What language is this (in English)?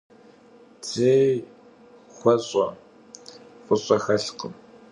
Kabardian